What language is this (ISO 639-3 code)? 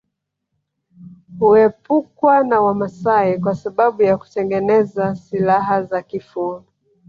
swa